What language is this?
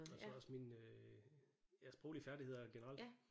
Danish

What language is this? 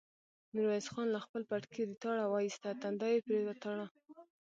Pashto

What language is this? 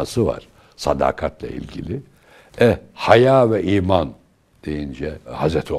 Turkish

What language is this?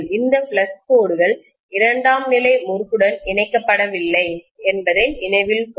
Tamil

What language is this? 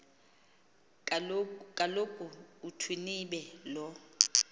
Xhosa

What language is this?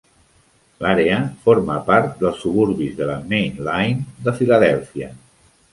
Catalan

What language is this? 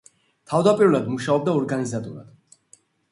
Georgian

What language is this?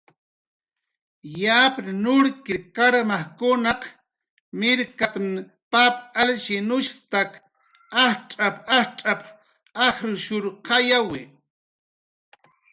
Jaqaru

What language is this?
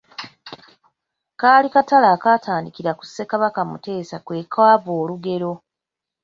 Ganda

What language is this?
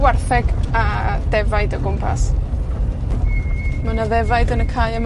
Welsh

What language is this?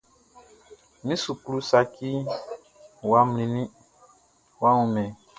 Baoulé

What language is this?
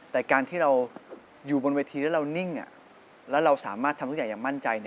Thai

